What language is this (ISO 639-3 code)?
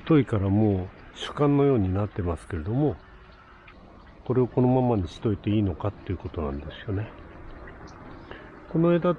jpn